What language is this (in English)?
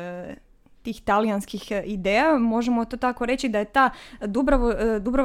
Croatian